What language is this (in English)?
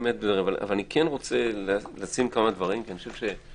Hebrew